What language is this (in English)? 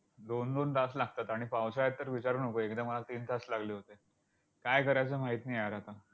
Marathi